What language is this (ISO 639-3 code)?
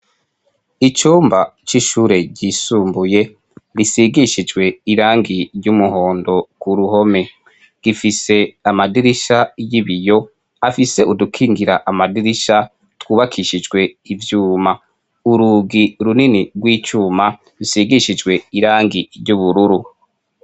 run